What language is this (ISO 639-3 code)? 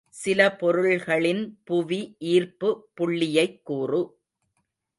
tam